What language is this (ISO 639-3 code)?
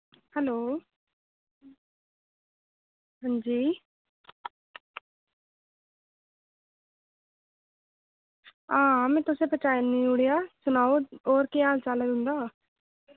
doi